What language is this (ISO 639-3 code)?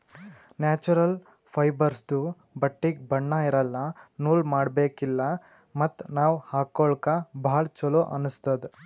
kan